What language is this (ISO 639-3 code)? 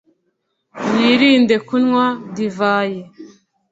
kin